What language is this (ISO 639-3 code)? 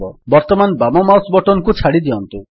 ori